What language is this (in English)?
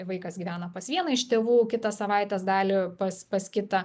Lithuanian